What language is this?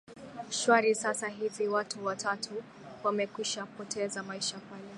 Swahili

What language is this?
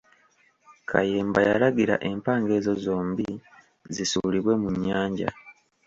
Ganda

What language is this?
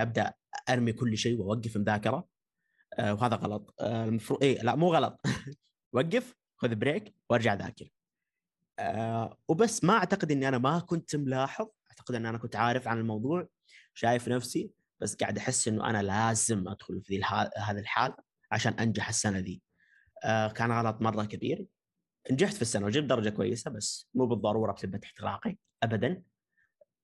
Arabic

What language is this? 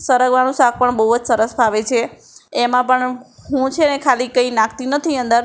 Gujarati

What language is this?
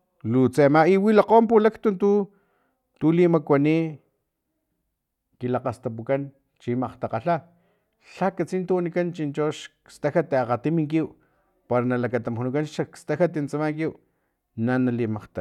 Filomena Mata-Coahuitlán Totonac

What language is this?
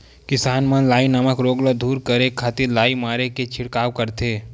Chhattisgarhi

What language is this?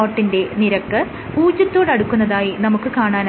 Malayalam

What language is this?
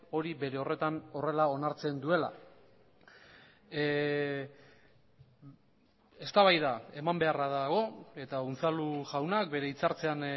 Basque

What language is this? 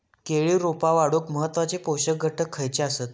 Marathi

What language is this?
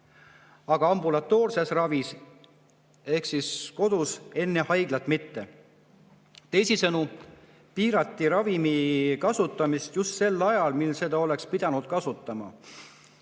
Estonian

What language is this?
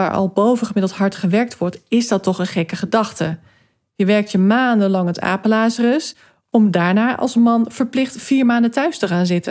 Dutch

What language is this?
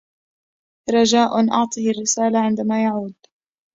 Arabic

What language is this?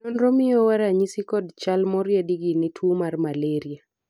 Luo (Kenya and Tanzania)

